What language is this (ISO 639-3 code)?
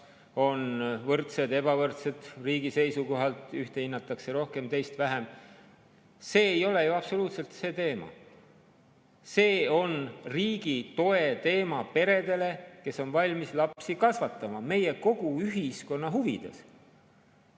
est